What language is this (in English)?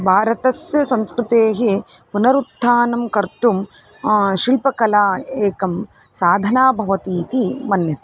Sanskrit